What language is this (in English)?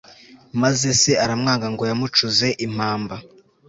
Kinyarwanda